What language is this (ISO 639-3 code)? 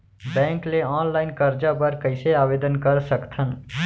hne